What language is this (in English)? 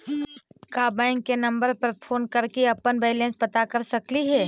Magahi